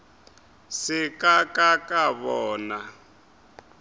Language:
Northern Sotho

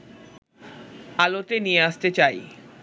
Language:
Bangla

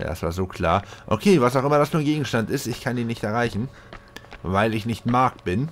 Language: German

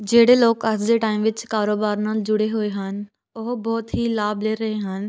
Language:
Punjabi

